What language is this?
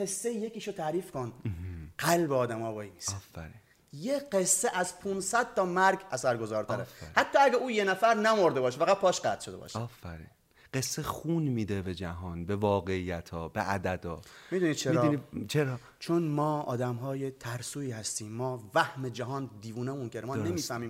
Persian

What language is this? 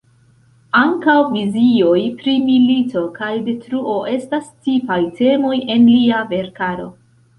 Esperanto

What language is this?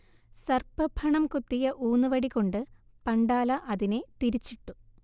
Malayalam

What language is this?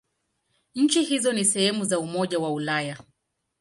Swahili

